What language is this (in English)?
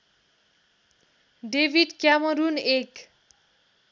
Nepali